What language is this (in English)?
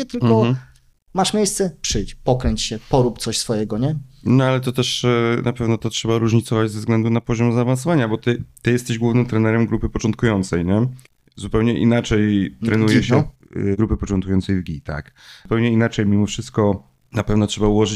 Polish